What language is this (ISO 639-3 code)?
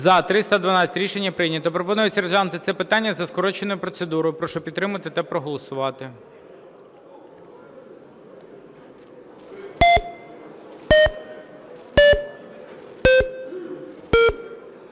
ukr